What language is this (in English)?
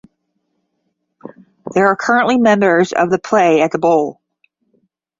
English